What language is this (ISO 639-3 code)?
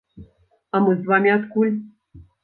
bel